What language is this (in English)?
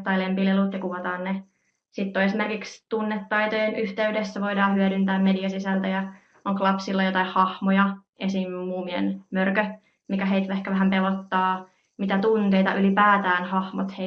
Finnish